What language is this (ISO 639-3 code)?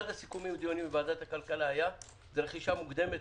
heb